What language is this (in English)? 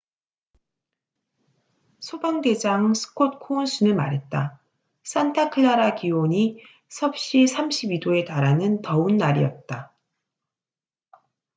Korean